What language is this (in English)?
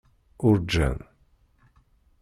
Kabyle